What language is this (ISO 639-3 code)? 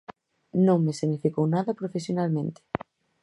glg